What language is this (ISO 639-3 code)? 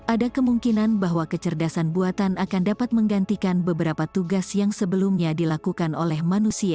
ind